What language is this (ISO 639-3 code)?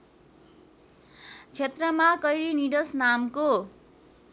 nep